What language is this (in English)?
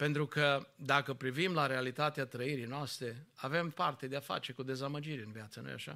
Romanian